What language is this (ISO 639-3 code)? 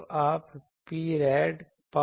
hin